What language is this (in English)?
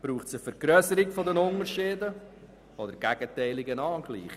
Swiss German